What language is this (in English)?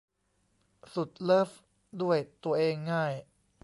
Thai